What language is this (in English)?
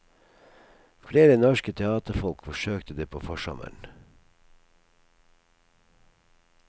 Norwegian